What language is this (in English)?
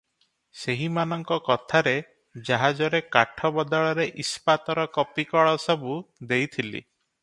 Odia